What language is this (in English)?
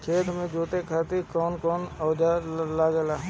Bhojpuri